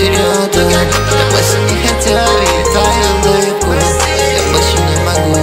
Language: Russian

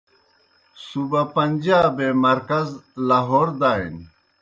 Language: Kohistani Shina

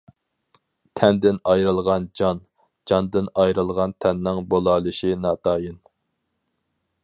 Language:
Uyghur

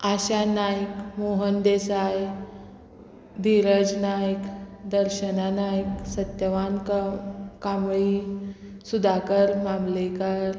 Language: Konkani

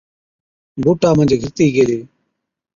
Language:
Od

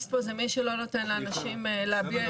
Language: Hebrew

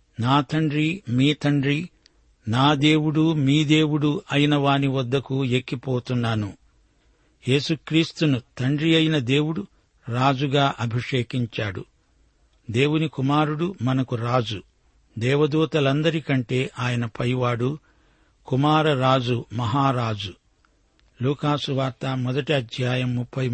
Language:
Telugu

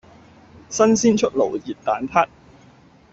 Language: Cantonese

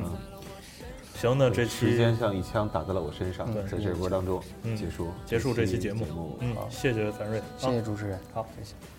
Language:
Chinese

